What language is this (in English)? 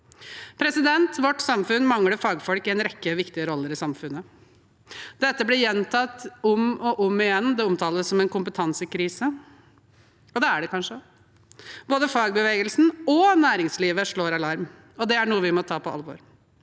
Norwegian